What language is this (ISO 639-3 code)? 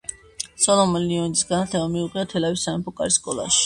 kat